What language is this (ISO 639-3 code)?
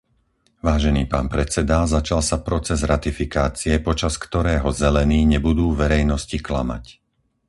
slk